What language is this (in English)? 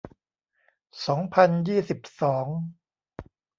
Thai